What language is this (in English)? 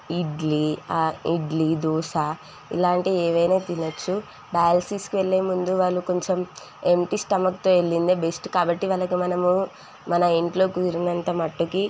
Telugu